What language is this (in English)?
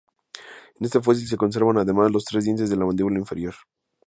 Spanish